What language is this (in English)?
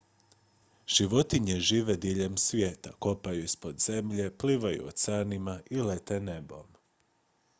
Croatian